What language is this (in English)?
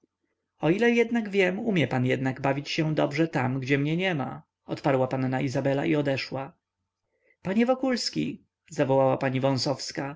Polish